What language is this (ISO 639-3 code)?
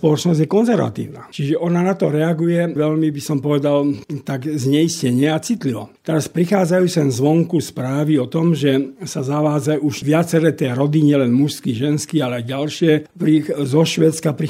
slk